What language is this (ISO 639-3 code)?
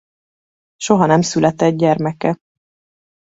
hun